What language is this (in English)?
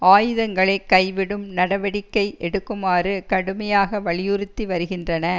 Tamil